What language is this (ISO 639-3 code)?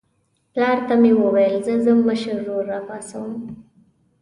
pus